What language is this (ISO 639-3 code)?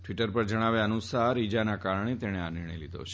guj